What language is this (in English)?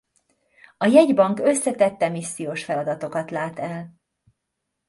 Hungarian